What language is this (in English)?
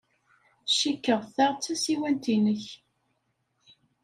Kabyle